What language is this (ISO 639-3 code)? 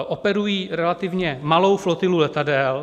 ces